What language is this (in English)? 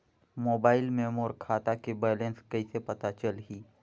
Chhattisgarhi